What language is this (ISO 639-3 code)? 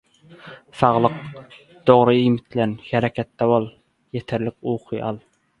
tuk